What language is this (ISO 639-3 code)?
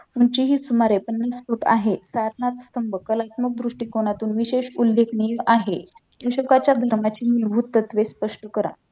mar